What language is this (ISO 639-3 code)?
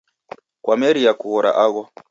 dav